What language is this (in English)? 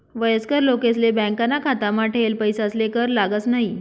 Marathi